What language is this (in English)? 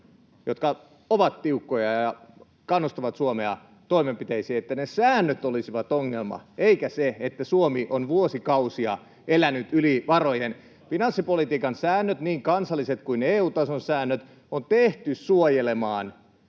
Finnish